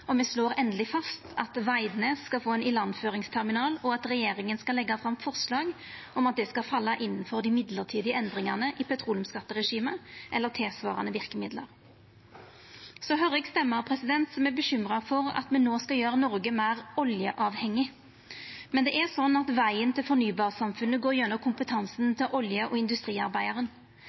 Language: Norwegian Nynorsk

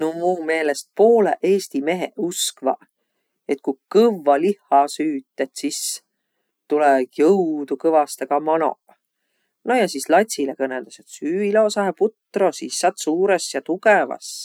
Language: Võro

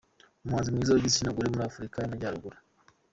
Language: Kinyarwanda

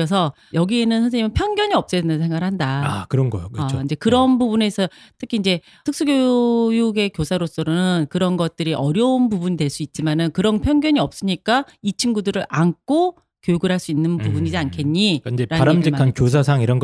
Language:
Korean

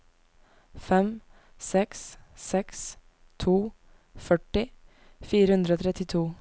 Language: Norwegian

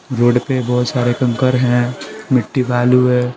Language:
Hindi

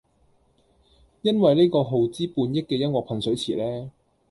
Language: Cantonese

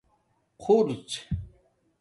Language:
Domaaki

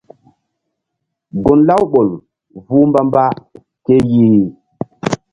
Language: Mbum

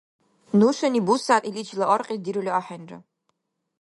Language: Dargwa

